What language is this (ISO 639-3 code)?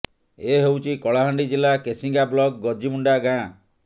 ori